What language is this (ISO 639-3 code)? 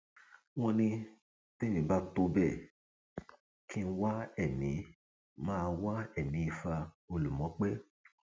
yor